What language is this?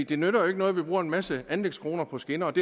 Danish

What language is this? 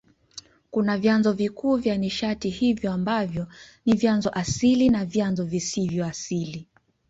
Swahili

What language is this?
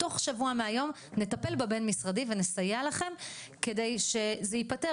Hebrew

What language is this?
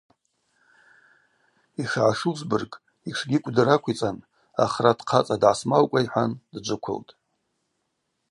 Abaza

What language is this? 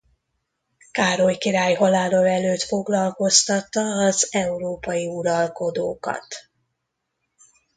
Hungarian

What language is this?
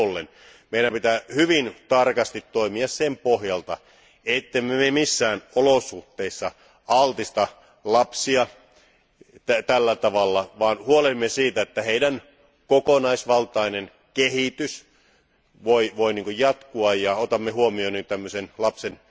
Finnish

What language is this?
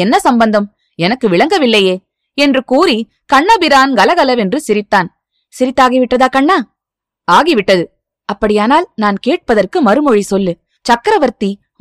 Tamil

